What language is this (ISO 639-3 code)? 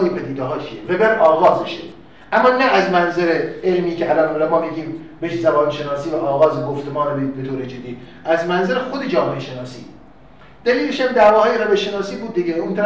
fas